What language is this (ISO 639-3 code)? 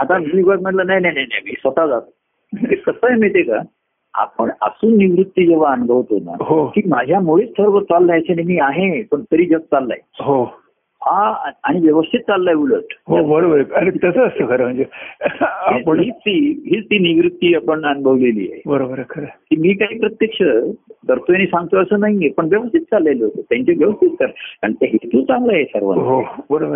mar